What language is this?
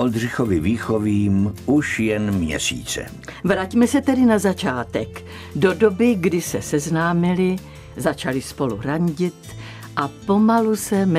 Czech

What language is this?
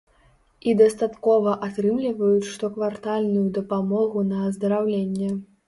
Belarusian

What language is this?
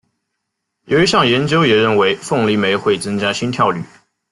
Chinese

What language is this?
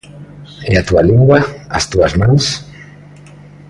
Galician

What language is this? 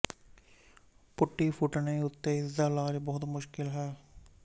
Punjabi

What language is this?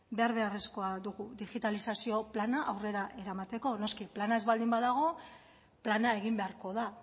Basque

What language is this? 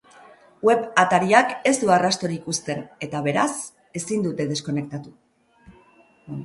Basque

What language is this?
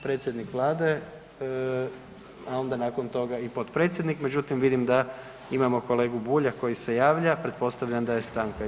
Croatian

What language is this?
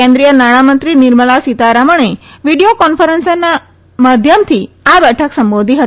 Gujarati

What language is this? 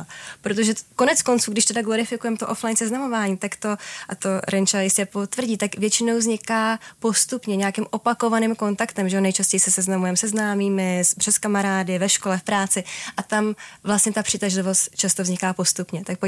Czech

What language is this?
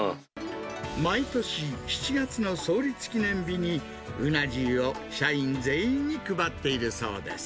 Japanese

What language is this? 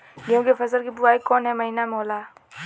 Bhojpuri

